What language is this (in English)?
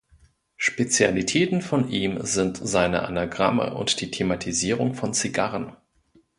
German